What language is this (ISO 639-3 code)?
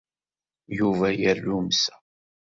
kab